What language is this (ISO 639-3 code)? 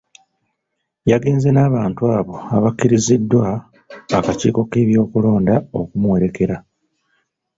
lug